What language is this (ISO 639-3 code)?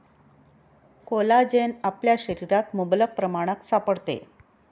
mar